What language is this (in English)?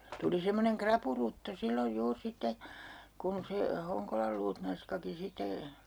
Finnish